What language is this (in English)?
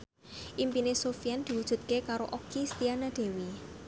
Javanese